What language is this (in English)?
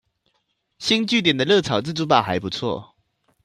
Chinese